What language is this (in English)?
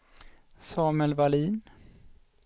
Swedish